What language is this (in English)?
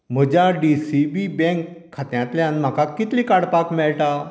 Konkani